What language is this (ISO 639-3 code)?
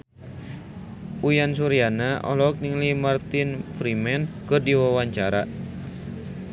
sun